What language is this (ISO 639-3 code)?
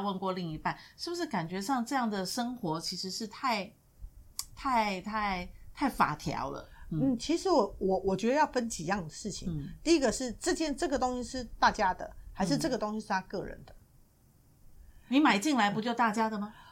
zho